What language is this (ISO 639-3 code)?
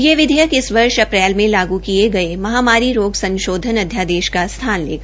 hin